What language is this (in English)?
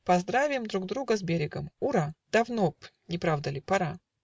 Russian